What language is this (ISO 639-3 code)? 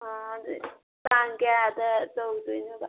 mni